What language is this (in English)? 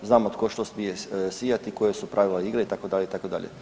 Croatian